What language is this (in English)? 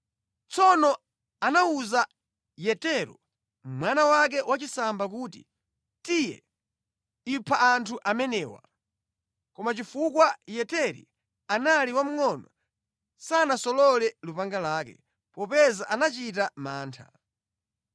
Nyanja